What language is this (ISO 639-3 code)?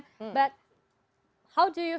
ind